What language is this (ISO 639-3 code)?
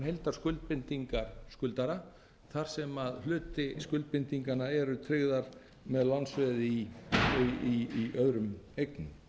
isl